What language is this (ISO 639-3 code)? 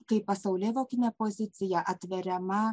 lit